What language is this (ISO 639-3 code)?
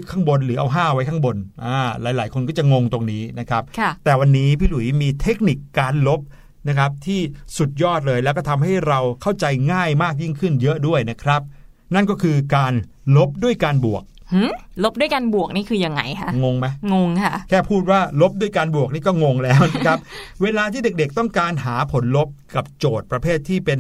tha